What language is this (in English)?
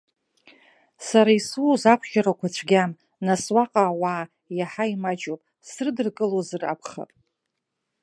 Abkhazian